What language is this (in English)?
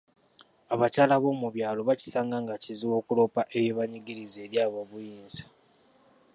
Ganda